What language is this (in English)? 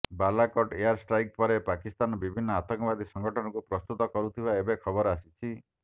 Odia